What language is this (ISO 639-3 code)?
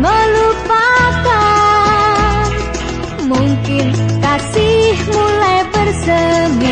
ind